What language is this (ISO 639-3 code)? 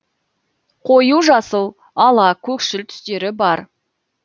kaz